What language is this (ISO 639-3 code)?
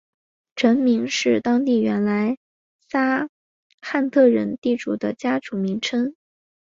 zho